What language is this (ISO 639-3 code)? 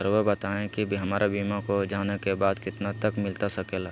mag